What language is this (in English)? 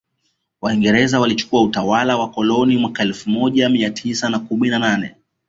Swahili